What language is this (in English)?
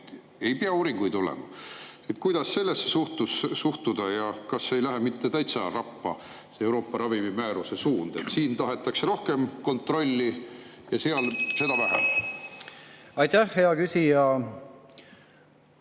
Estonian